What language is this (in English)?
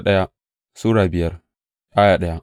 Hausa